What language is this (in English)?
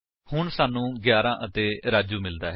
Punjabi